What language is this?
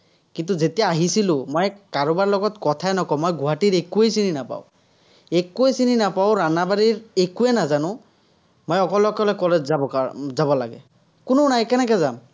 Assamese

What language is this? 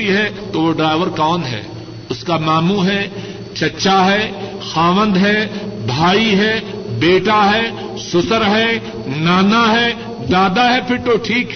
Urdu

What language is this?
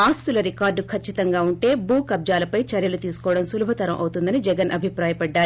Telugu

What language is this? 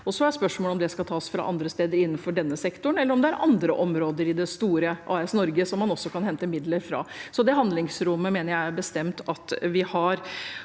Norwegian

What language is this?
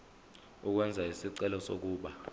Zulu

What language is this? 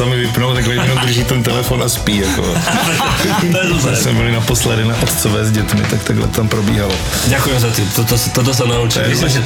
Slovak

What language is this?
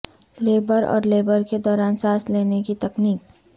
Urdu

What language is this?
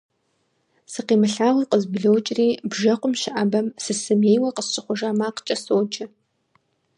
Kabardian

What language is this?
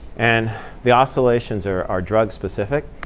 English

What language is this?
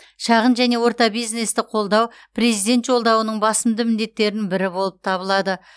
Kazakh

